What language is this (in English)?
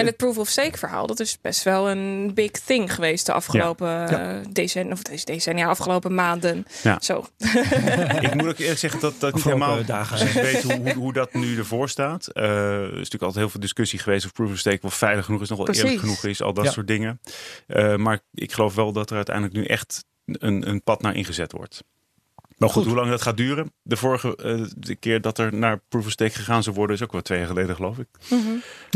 Dutch